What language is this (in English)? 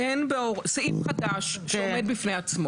Hebrew